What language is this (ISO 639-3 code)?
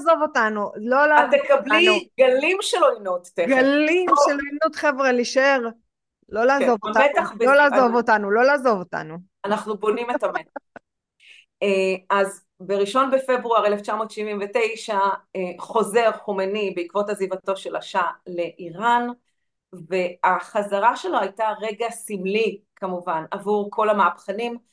heb